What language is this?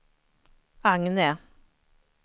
Swedish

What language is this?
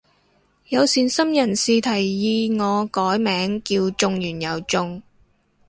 Cantonese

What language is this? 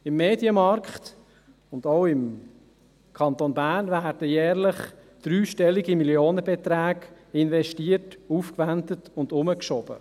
Swiss German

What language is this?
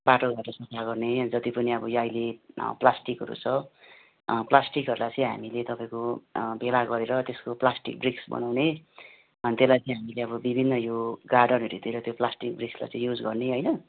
Nepali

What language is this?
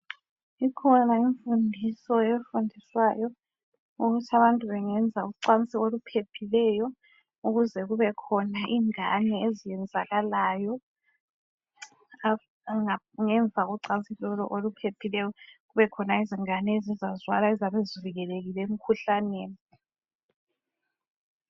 North Ndebele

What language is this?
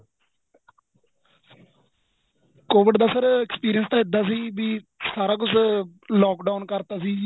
Punjabi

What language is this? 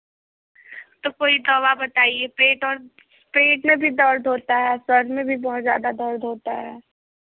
Hindi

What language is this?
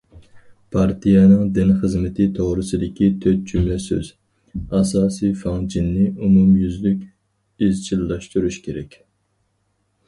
Uyghur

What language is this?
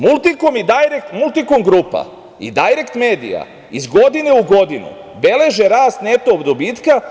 Serbian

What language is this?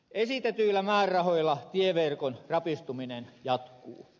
Finnish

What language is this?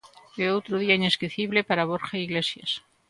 Galician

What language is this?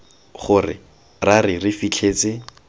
Tswana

